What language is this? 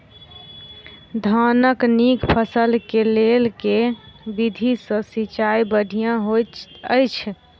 Maithili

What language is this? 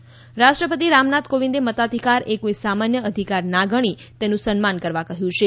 Gujarati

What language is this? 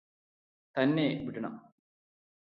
Malayalam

